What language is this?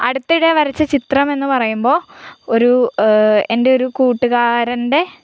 Malayalam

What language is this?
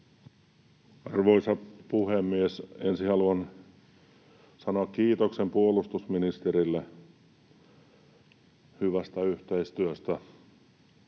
Finnish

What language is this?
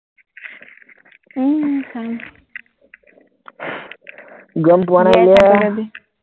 Assamese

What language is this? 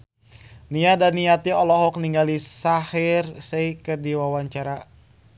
Sundanese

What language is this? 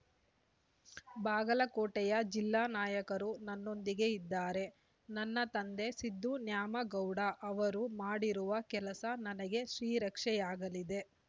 Kannada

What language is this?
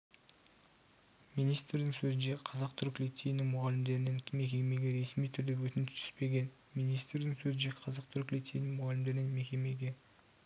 Kazakh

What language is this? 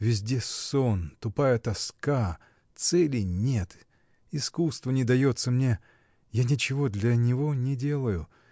Russian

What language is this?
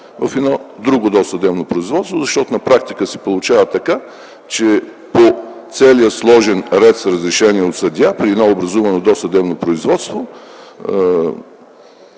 Bulgarian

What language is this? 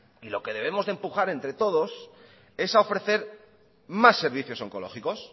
Spanish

